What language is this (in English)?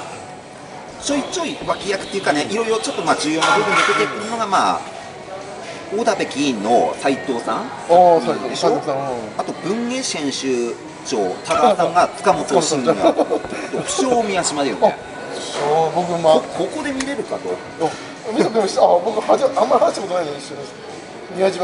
Japanese